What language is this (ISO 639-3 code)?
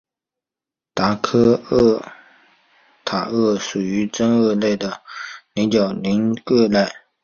zho